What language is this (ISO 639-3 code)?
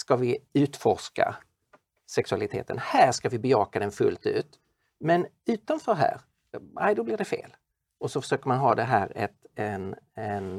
swe